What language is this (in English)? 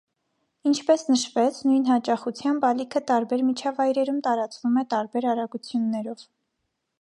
Armenian